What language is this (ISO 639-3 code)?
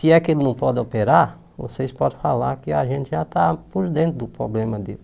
por